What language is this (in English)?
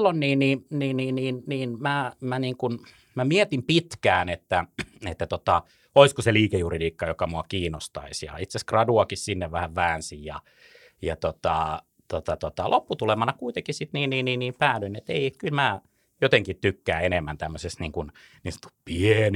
Finnish